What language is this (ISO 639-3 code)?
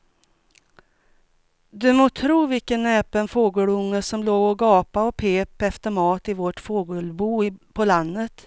swe